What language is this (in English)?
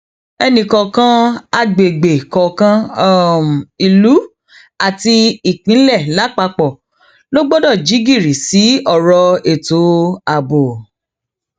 Yoruba